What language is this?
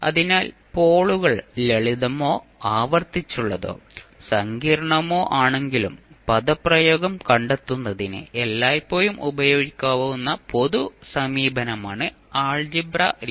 Malayalam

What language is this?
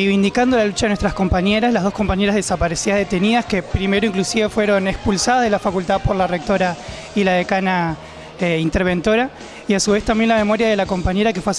Spanish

